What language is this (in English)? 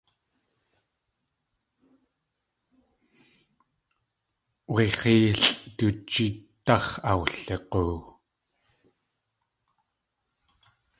Tlingit